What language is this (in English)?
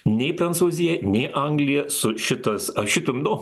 Lithuanian